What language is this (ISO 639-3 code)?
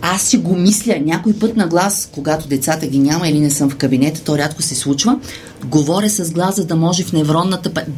bul